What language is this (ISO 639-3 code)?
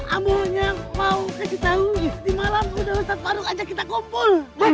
ind